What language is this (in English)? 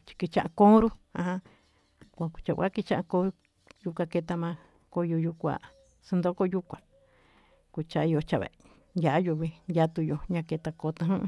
Tututepec Mixtec